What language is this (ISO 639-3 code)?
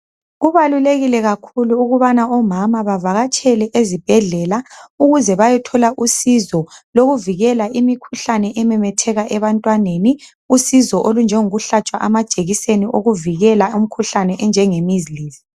nde